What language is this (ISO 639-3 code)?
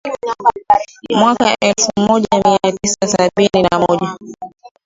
swa